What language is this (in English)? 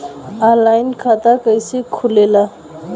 Bhojpuri